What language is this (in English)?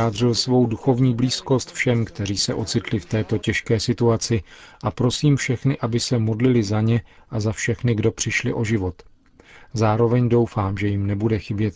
Czech